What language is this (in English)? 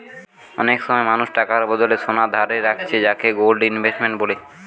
Bangla